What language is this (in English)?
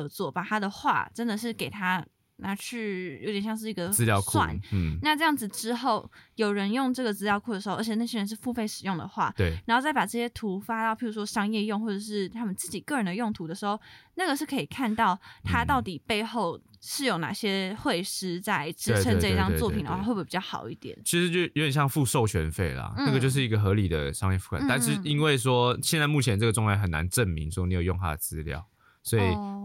Chinese